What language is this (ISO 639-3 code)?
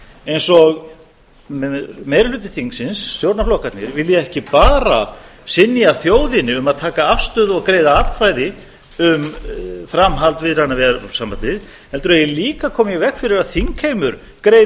isl